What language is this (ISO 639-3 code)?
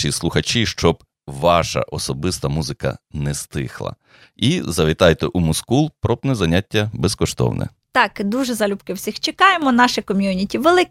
ukr